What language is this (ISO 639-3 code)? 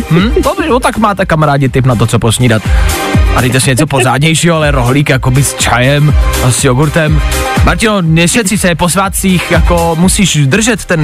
ces